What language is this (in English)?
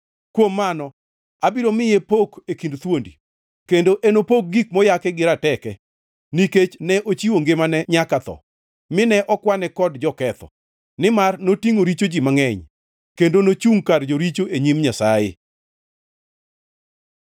Luo (Kenya and Tanzania)